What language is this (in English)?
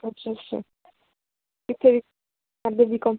Punjabi